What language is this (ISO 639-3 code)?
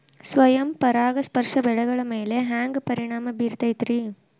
kan